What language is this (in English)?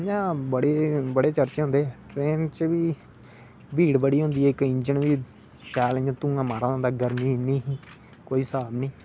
Dogri